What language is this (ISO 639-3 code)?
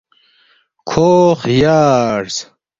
bft